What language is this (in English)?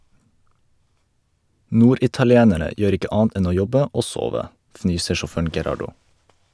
Norwegian